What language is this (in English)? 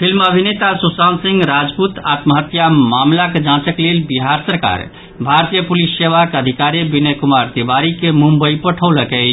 Maithili